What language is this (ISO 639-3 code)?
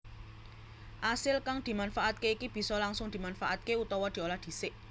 jav